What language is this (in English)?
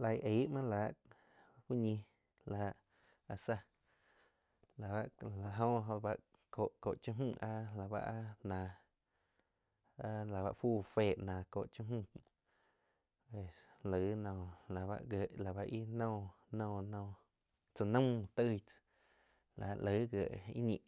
Quiotepec Chinantec